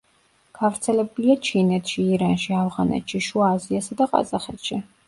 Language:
Georgian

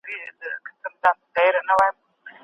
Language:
Pashto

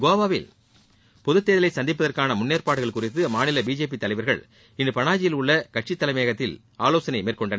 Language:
Tamil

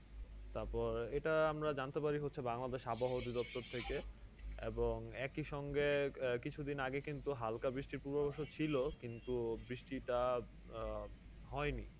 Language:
Bangla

